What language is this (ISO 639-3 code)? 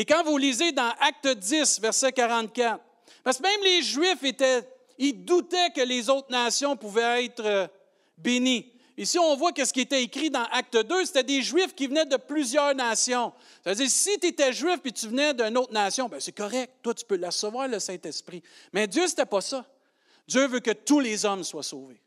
fra